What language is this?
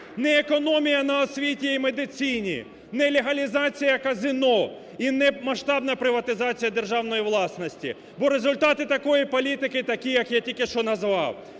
Ukrainian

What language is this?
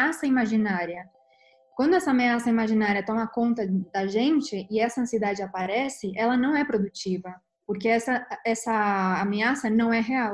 Portuguese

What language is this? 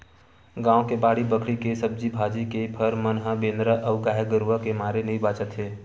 Chhattisgarhi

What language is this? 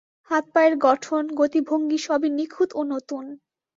Bangla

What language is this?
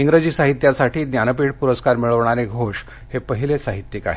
Marathi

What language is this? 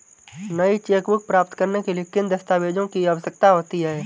Hindi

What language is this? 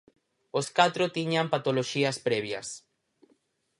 Galician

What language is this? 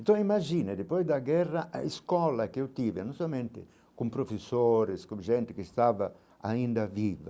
Portuguese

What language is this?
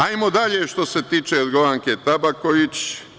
Serbian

